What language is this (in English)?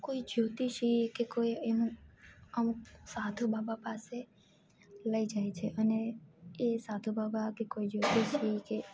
Gujarati